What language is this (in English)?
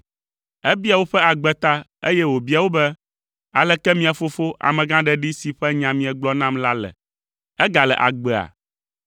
Ewe